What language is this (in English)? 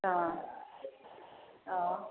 Maithili